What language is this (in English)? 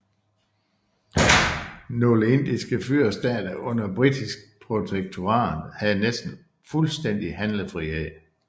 Danish